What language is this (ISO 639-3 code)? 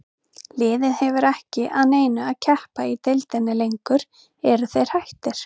isl